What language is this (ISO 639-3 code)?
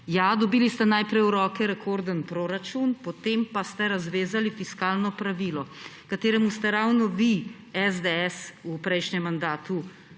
slv